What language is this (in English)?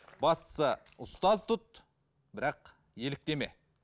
Kazakh